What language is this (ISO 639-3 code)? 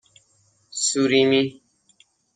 fas